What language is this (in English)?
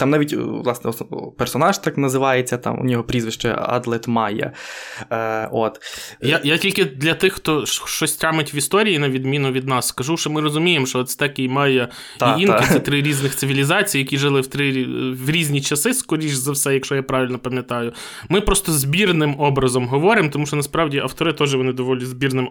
Ukrainian